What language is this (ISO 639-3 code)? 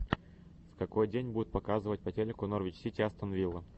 rus